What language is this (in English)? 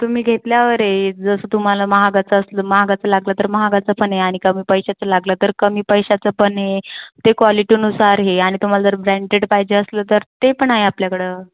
Marathi